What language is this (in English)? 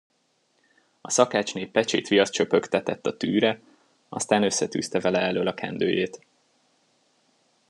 Hungarian